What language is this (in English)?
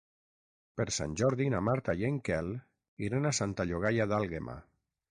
Catalan